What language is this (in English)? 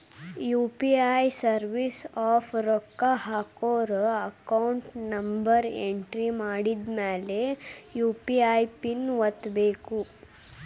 Kannada